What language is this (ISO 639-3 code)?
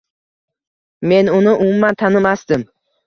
uzb